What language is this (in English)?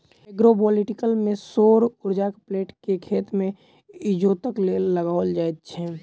Maithili